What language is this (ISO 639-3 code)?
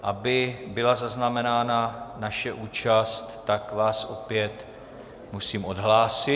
ces